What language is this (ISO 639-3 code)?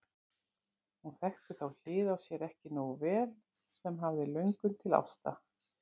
isl